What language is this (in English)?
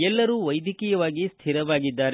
Kannada